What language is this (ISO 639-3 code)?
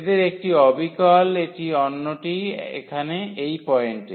ben